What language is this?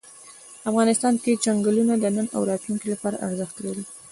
Pashto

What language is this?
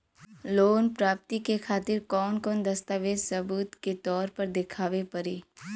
Bhojpuri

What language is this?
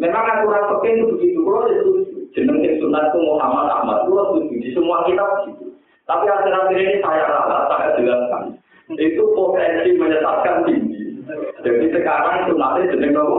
Indonesian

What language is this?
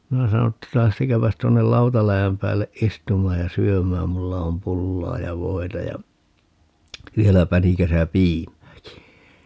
Finnish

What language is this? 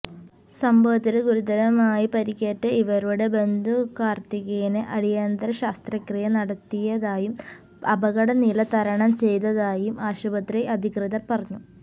Malayalam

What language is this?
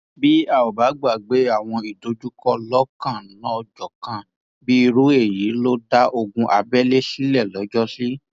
Yoruba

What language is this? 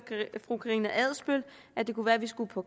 Danish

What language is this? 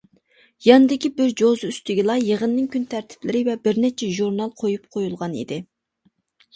Uyghur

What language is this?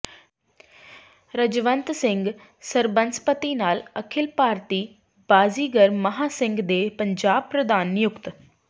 Punjabi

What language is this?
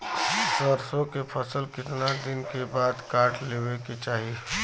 Bhojpuri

